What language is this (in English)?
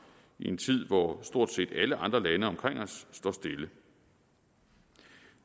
Danish